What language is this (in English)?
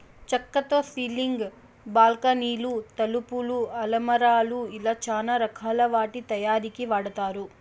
Telugu